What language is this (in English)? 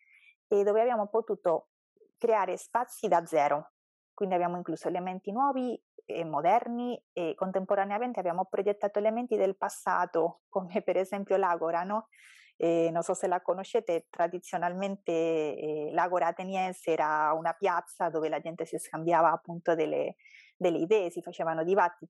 Italian